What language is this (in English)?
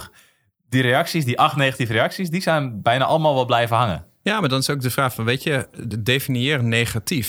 Dutch